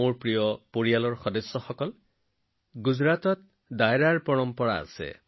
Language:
Assamese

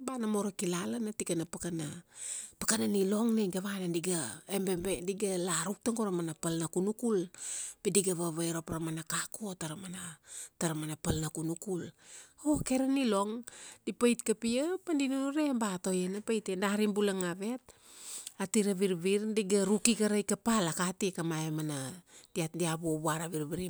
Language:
Kuanua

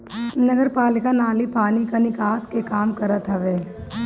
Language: Bhojpuri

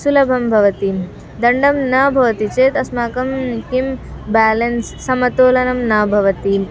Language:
Sanskrit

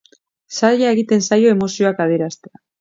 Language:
Basque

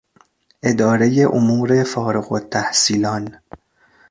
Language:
Persian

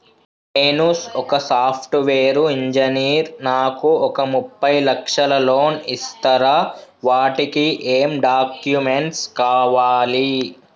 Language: Telugu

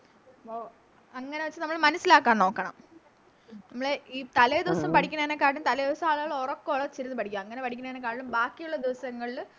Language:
Malayalam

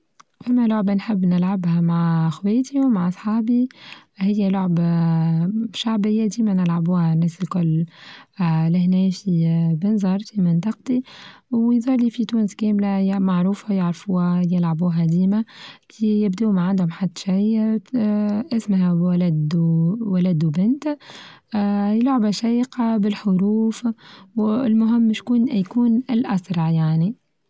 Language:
Tunisian Arabic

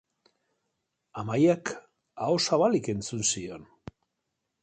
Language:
Basque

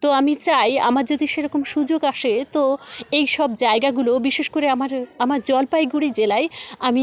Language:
Bangla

